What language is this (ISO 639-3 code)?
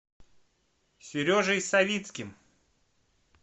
rus